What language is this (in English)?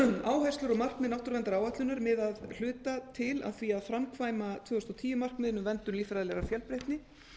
Icelandic